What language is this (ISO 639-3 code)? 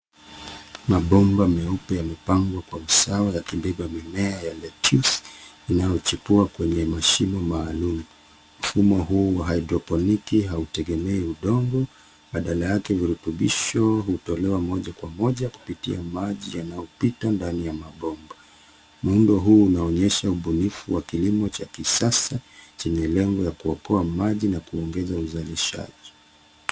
swa